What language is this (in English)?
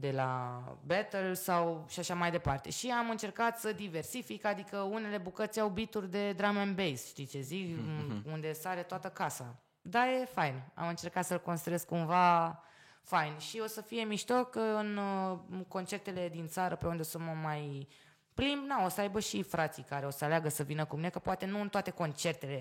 Romanian